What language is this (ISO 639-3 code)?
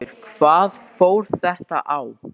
isl